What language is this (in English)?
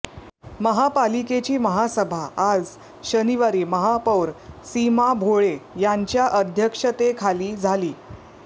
Marathi